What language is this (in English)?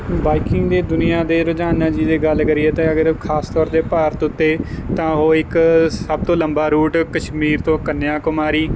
Punjabi